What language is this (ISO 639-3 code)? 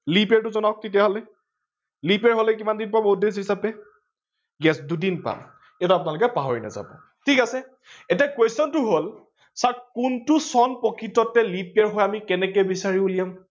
asm